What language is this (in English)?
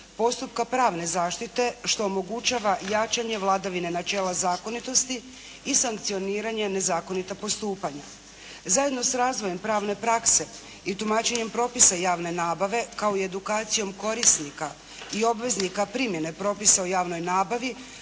Croatian